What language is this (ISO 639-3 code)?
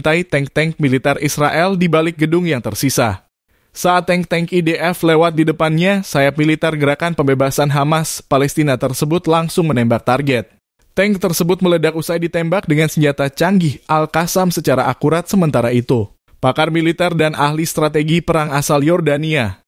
ind